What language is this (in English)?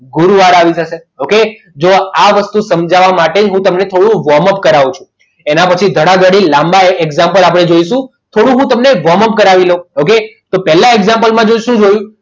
Gujarati